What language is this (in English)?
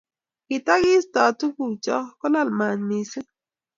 Kalenjin